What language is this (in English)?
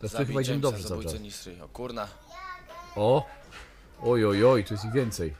Polish